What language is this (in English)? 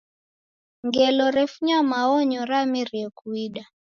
Taita